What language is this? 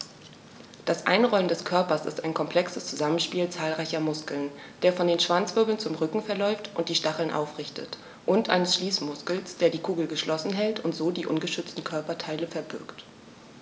German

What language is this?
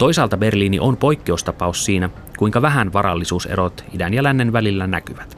Finnish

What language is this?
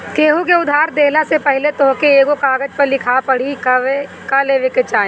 Bhojpuri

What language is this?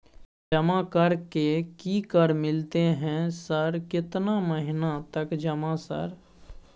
Maithili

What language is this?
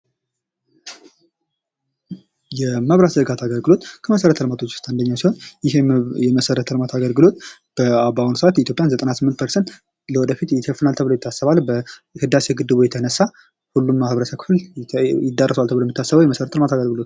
Amharic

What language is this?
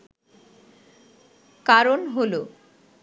Bangla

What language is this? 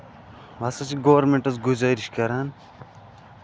Kashmiri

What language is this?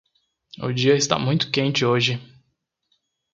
Portuguese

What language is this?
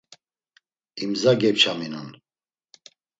Laz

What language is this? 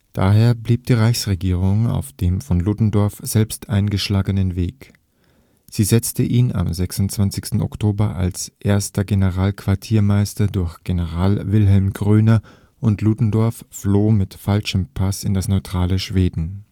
German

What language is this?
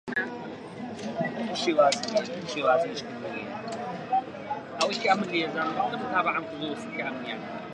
Central Kurdish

